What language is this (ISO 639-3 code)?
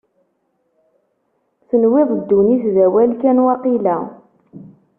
kab